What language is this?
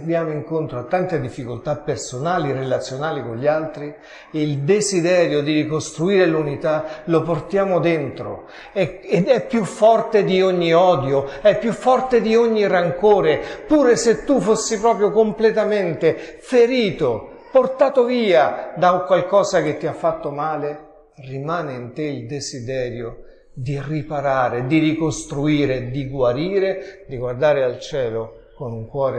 Italian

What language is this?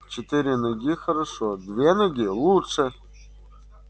Russian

